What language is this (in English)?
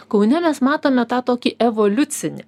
Lithuanian